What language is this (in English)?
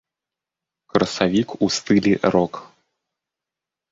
Belarusian